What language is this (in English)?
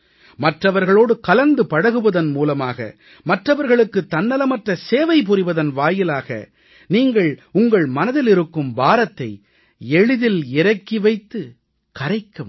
Tamil